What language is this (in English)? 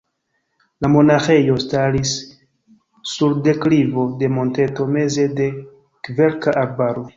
Esperanto